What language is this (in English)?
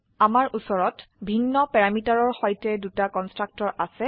Assamese